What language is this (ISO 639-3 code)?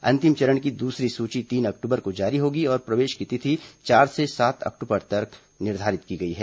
hin